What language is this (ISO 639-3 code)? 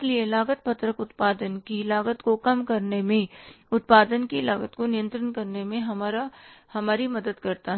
hin